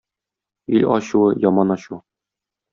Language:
Tatar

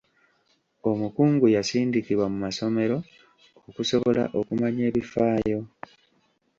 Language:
Ganda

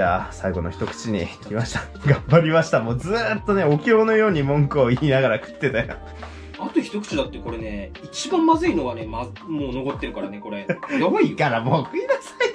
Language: Japanese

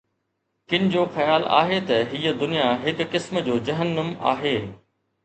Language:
Sindhi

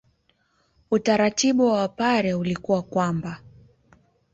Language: Swahili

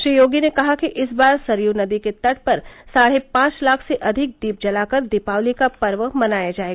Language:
Hindi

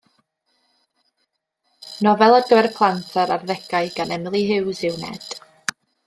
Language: Welsh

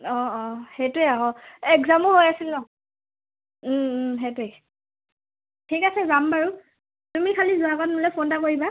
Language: Assamese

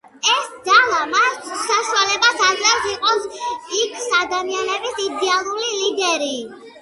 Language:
Georgian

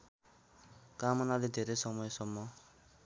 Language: Nepali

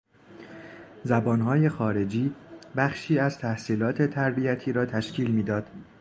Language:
Persian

